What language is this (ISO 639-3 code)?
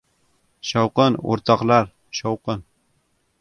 uzb